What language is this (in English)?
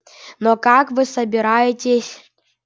Russian